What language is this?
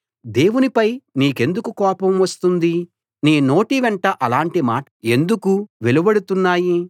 Telugu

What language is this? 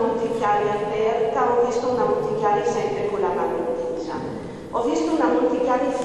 Italian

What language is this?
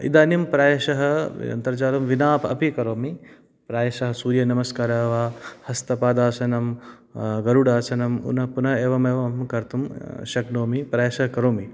Sanskrit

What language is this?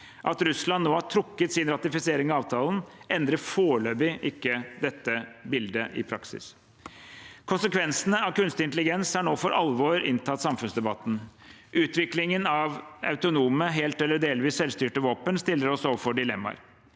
Norwegian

